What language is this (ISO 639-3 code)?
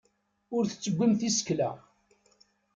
kab